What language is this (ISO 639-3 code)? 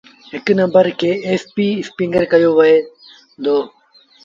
sbn